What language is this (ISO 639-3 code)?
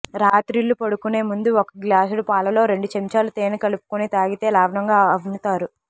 tel